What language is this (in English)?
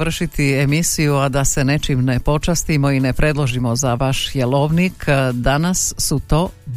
Croatian